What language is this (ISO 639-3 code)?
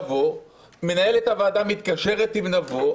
heb